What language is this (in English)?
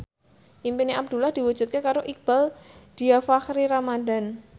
Javanese